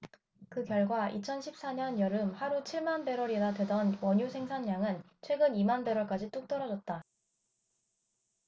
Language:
Korean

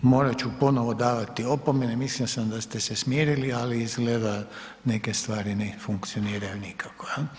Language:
Croatian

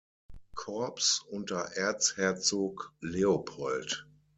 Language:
German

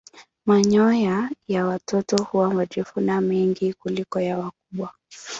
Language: Swahili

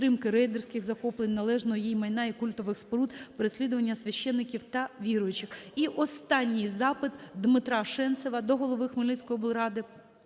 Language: Ukrainian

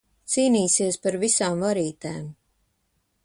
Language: Latvian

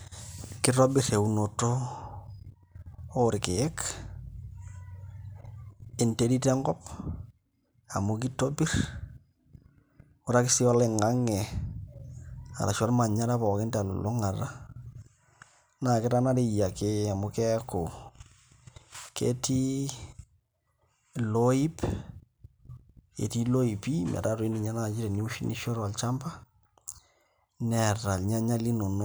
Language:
Masai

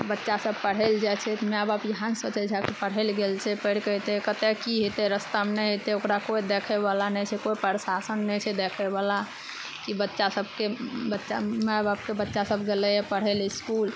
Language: Maithili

